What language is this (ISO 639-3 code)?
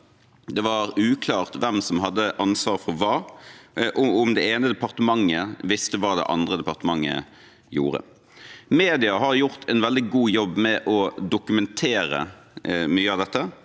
nor